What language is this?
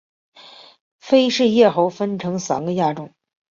Chinese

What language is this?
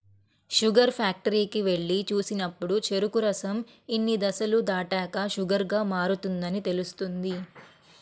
Telugu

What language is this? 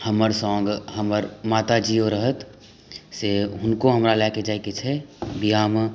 Maithili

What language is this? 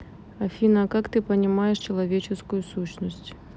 Russian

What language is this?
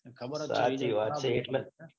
Gujarati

